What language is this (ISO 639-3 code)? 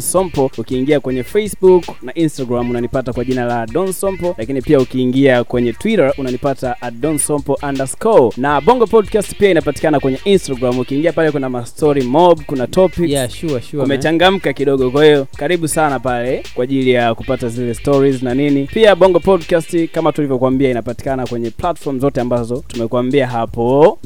swa